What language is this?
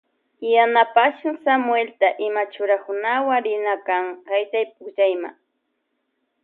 Loja Highland Quichua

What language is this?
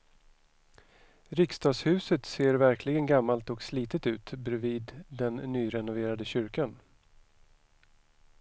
Swedish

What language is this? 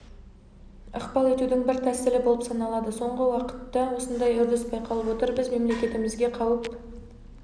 Kazakh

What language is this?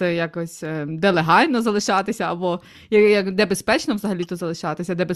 Ukrainian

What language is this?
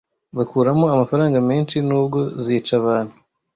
Kinyarwanda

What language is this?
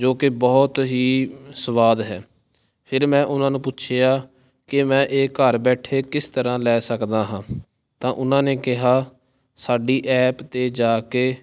Punjabi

